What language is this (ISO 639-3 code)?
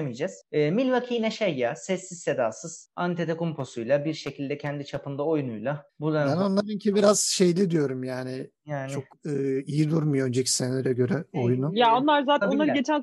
tur